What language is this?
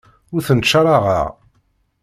Kabyle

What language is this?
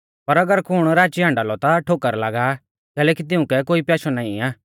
Mahasu Pahari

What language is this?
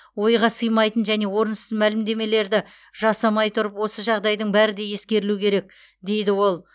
Kazakh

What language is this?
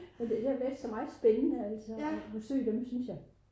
Danish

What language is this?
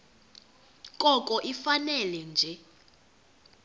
Xhosa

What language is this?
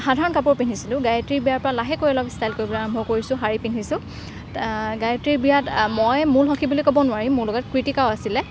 Assamese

